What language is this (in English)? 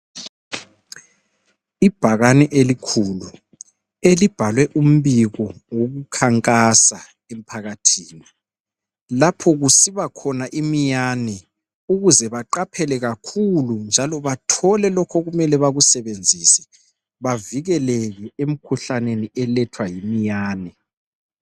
North Ndebele